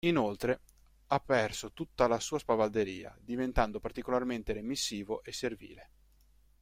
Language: Italian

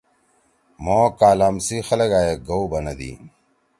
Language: Torwali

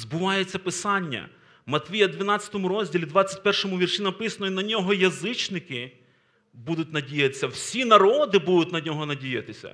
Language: Ukrainian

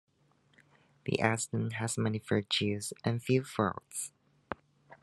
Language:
English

